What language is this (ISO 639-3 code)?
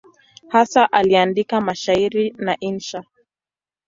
swa